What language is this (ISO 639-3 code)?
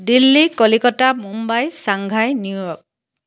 asm